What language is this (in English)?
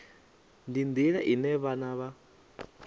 Venda